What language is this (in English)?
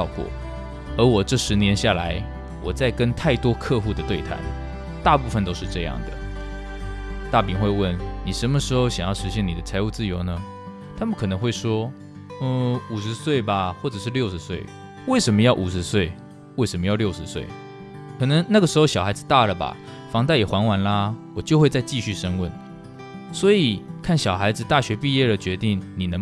Chinese